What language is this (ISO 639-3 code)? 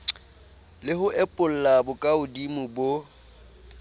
sot